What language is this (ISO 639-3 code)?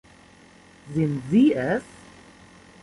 deu